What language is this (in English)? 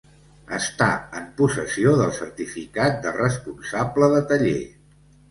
Catalan